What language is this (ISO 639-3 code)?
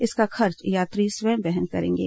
hin